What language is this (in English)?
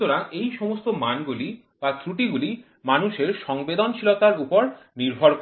Bangla